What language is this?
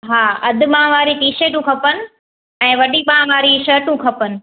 Sindhi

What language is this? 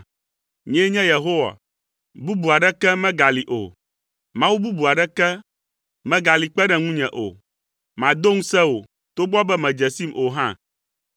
Ewe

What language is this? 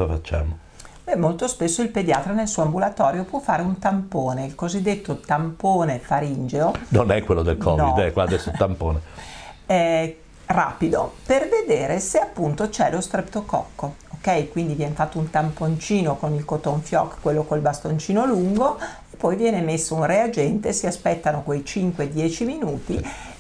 Italian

